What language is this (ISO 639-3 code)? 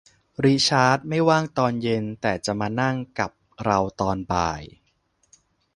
tha